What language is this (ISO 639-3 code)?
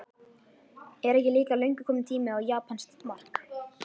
isl